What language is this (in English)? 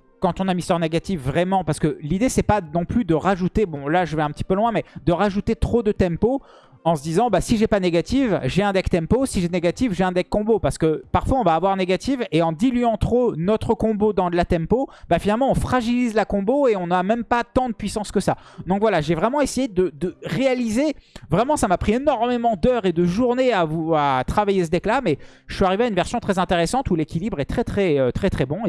French